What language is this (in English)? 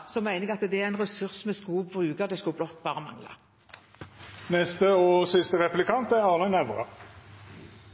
Norwegian Bokmål